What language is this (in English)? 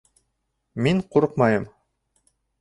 Bashkir